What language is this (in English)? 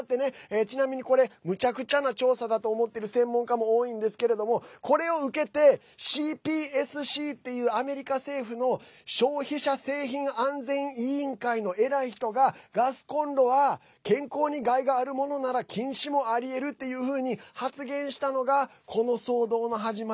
Japanese